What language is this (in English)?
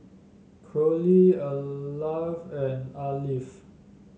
English